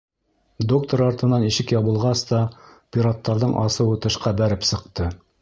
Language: Bashkir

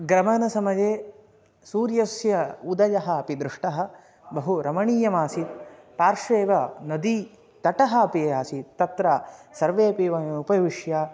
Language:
Sanskrit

